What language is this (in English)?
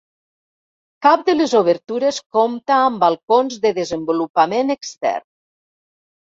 Catalan